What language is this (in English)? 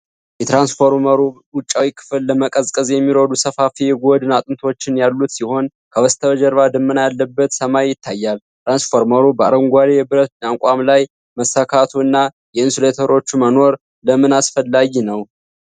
Amharic